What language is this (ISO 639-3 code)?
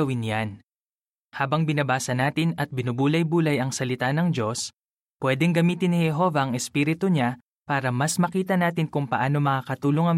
fil